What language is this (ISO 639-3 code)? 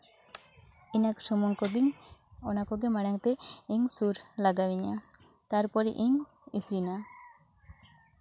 sat